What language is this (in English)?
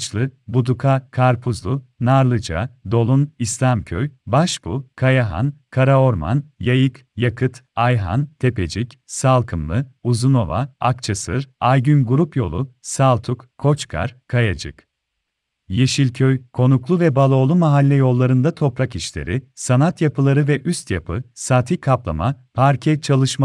Turkish